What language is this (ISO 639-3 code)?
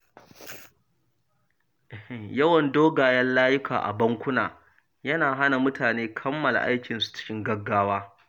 hau